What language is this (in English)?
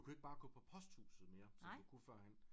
Danish